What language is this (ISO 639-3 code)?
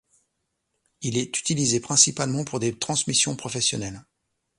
fra